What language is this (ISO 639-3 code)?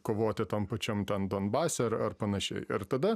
lit